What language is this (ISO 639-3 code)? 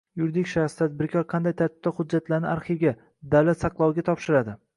uzb